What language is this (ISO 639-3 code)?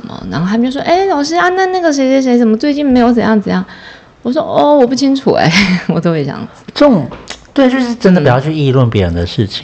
zho